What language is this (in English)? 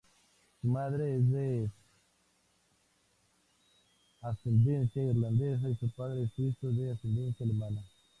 Spanish